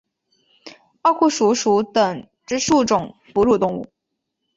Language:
Chinese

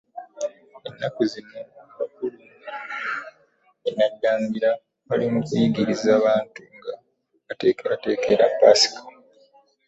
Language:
Ganda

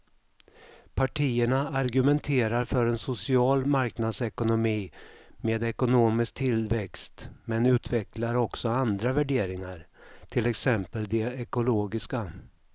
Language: Swedish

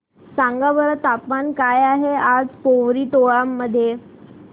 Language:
Marathi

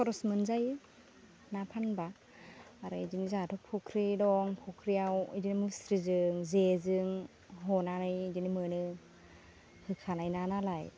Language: Bodo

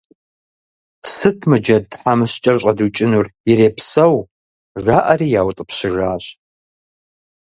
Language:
Kabardian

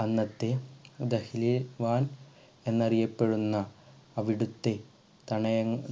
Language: Malayalam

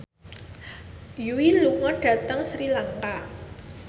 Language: Javanese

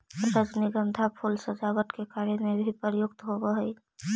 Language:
Magahi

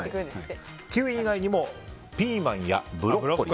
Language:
Japanese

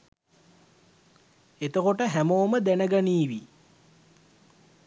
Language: Sinhala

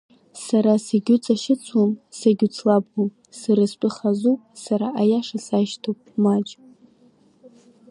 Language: Abkhazian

